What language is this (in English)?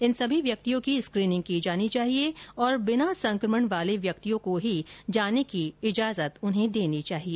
Hindi